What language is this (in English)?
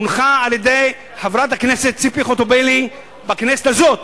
Hebrew